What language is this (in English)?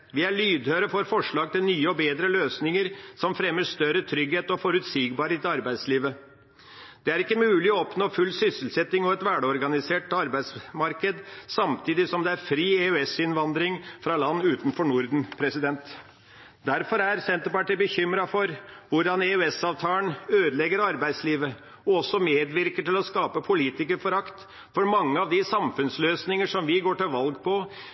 Norwegian Bokmål